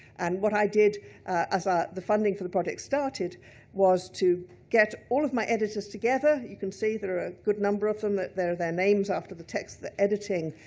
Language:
English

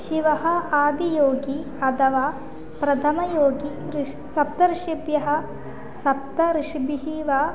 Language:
Sanskrit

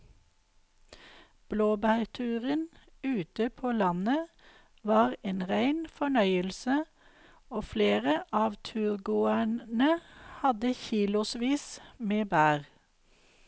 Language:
Norwegian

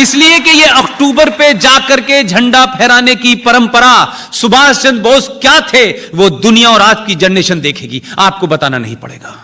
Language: Hindi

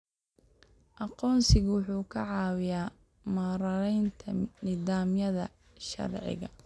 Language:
Somali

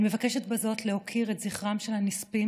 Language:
Hebrew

